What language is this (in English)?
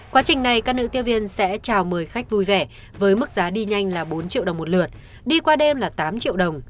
Vietnamese